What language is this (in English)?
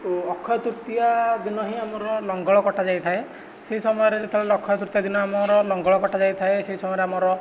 Odia